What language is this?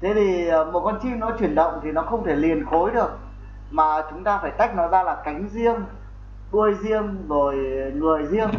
Vietnamese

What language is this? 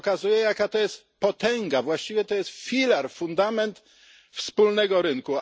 Polish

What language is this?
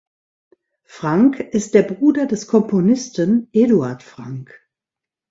German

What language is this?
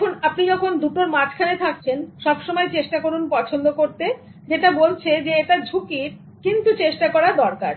Bangla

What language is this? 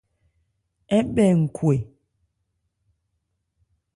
Ebrié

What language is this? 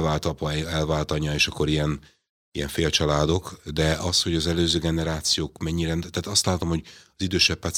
Hungarian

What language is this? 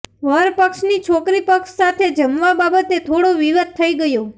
Gujarati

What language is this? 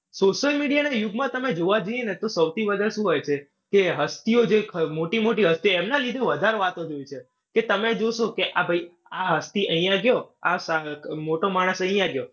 Gujarati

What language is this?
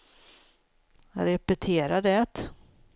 Swedish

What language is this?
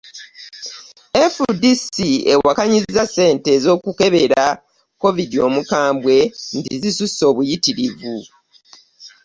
Ganda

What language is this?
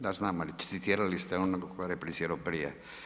Croatian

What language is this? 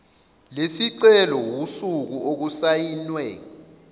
Zulu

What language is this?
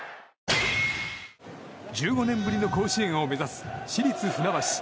Japanese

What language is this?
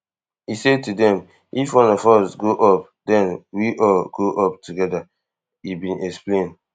Nigerian Pidgin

